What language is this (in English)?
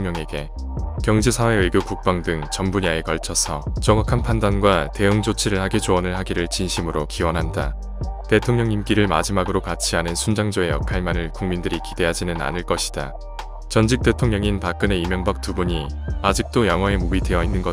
Korean